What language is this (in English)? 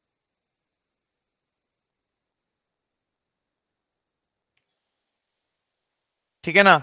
Hindi